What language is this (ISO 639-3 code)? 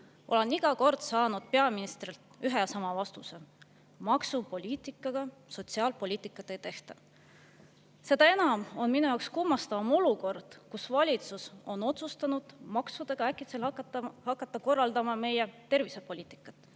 est